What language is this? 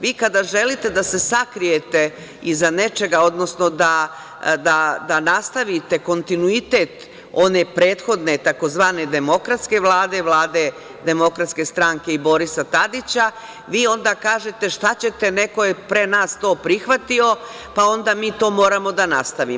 Serbian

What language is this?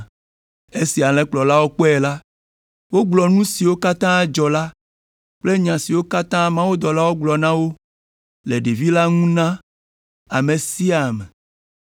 Ewe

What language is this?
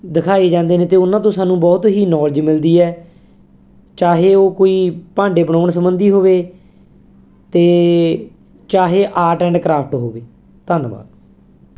Punjabi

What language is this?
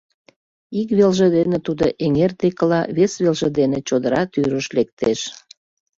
Mari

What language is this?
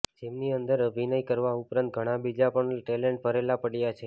Gujarati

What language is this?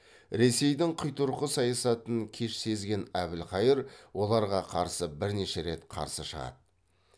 Kazakh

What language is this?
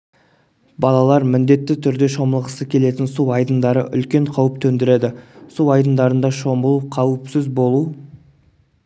Kazakh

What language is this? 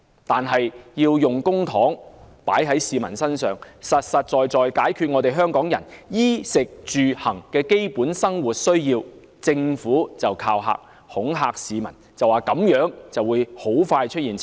Cantonese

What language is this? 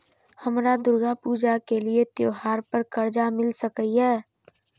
Maithili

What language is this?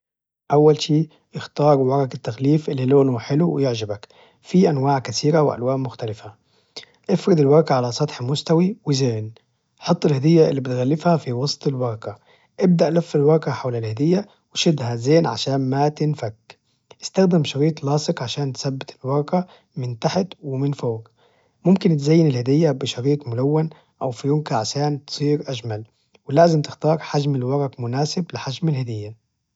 Najdi Arabic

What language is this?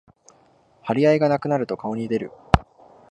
Japanese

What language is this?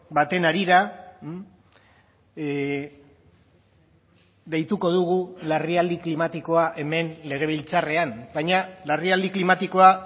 Basque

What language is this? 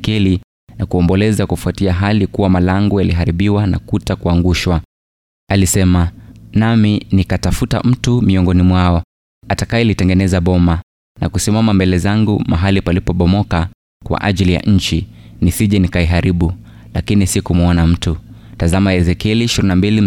Swahili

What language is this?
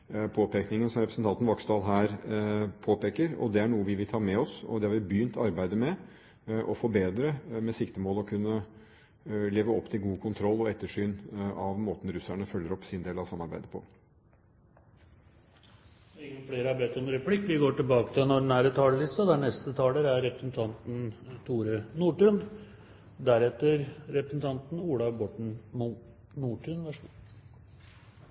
Norwegian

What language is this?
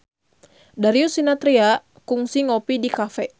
Sundanese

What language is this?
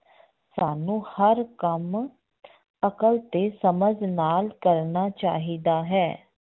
Punjabi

